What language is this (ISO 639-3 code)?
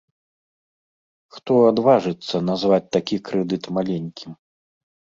bel